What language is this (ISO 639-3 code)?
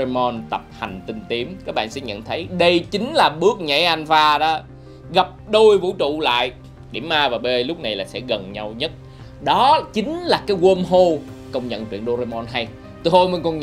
vie